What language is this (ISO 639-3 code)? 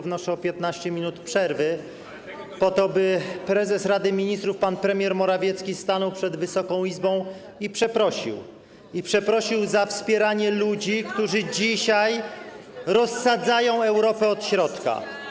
pol